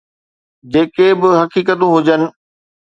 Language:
Sindhi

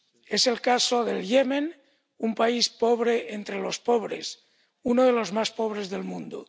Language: Spanish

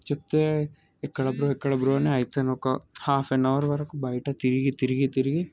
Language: Telugu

